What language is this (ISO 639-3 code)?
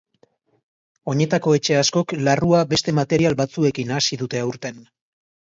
eus